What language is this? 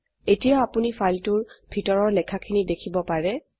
Assamese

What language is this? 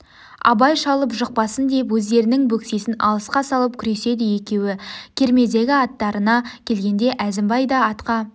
Kazakh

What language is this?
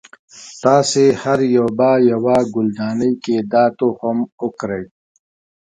Pashto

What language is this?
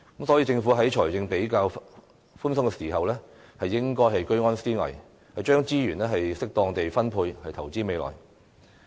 Cantonese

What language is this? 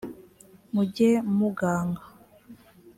Kinyarwanda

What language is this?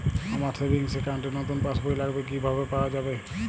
Bangla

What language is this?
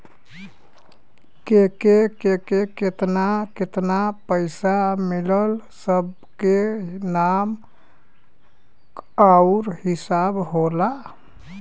Bhojpuri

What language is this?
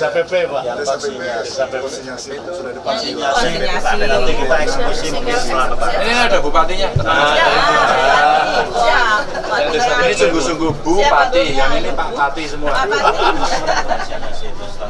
Indonesian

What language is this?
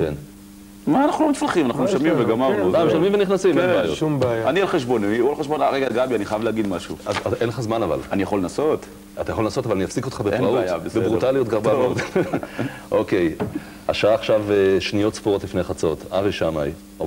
Hebrew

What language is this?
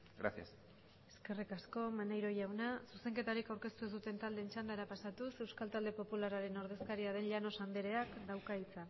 Basque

